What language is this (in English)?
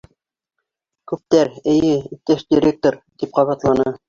Bashkir